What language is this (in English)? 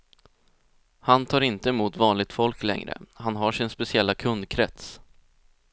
Swedish